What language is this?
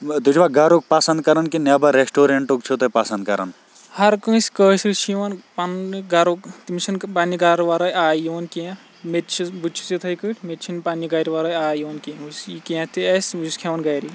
Kashmiri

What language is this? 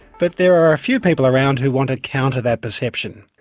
English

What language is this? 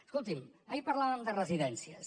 Catalan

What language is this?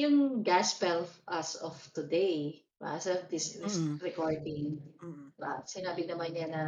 Filipino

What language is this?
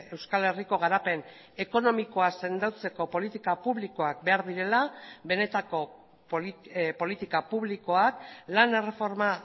Basque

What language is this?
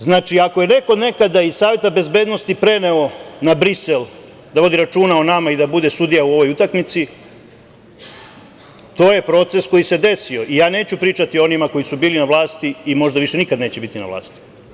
Serbian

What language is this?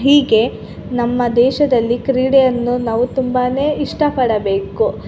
Kannada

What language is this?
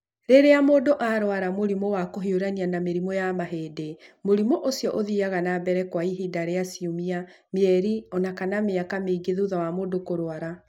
Kikuyu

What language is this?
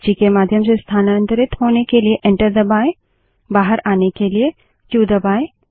Hindi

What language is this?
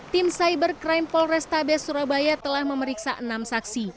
Indonesian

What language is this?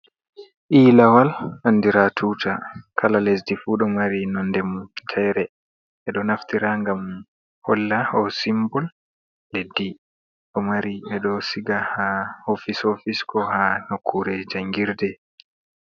Fula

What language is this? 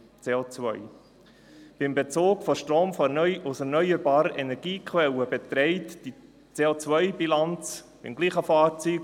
Swiss German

